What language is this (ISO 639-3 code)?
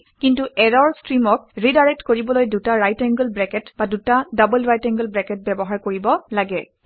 asm